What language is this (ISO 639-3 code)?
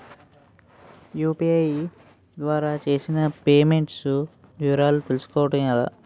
tel